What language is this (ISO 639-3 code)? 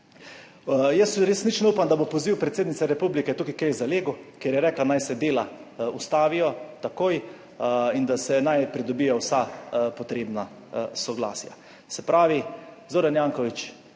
slv